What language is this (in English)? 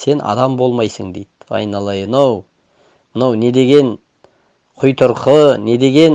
Turkish